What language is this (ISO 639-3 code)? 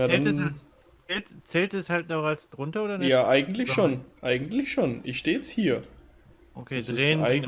deu